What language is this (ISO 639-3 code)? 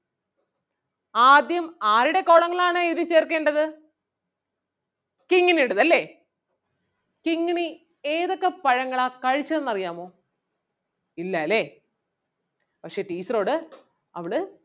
mal